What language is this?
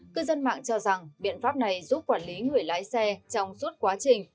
Vietnamese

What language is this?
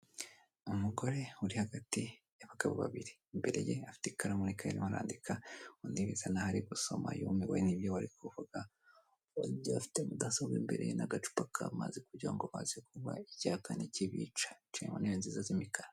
Kinyarwanda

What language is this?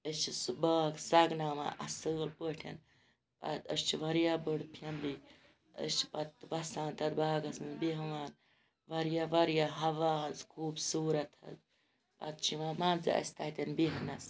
Kashmiri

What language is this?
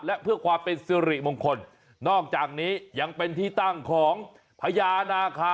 Thai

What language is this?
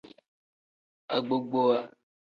Tem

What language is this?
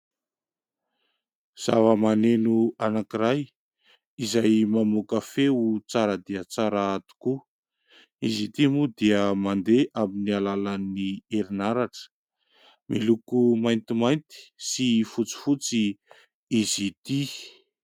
Malagasy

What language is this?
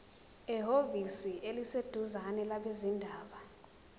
Zulu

